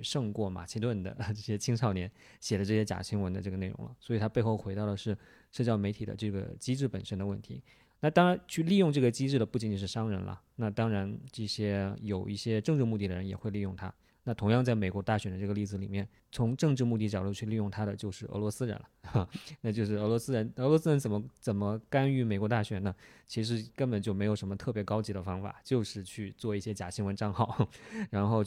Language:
Chinese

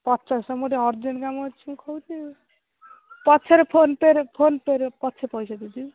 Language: Odia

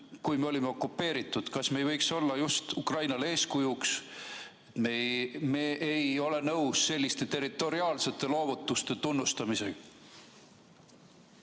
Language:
Estonian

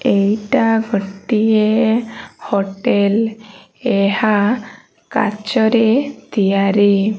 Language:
Odia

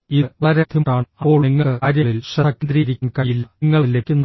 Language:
Malayalam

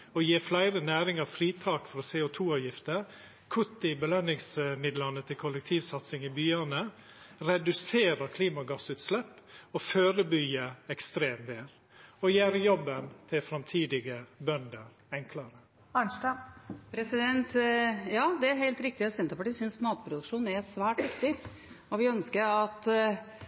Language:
Norwegian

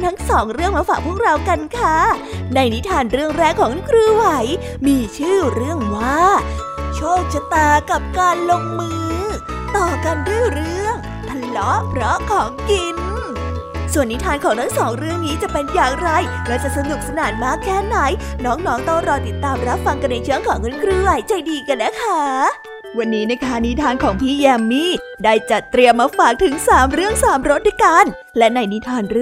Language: Thai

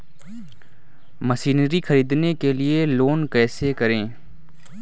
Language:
Hindi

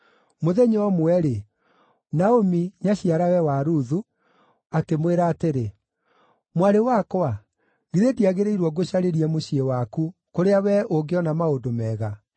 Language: Kikuyu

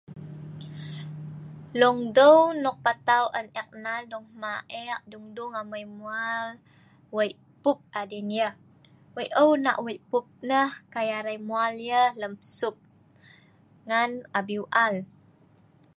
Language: Sa'ban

